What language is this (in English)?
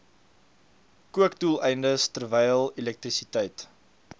Afrikaans